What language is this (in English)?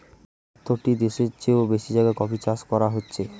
Bangla